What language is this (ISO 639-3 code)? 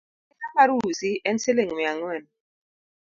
luo